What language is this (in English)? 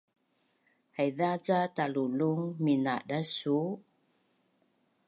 Bunun